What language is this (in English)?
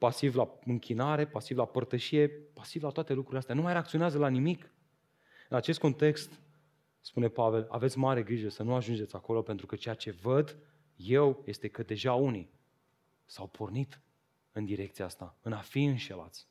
Romanian